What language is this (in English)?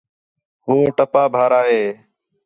Khetrani